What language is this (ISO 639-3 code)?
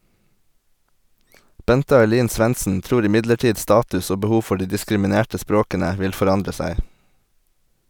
nor